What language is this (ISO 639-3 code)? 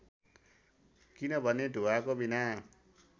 nep